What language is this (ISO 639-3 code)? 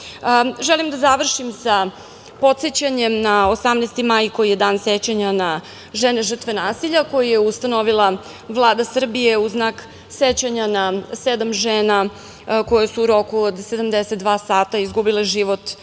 srp